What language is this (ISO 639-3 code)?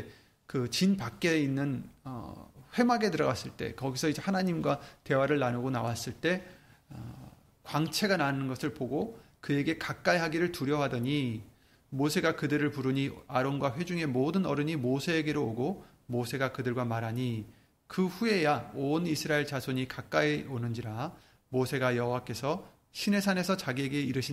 kor